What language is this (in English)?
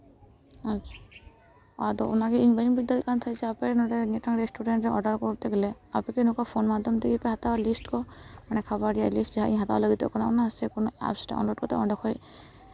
Santali